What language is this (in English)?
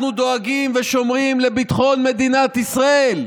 Hebrew